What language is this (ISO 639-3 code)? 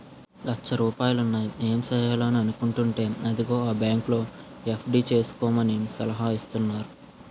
tel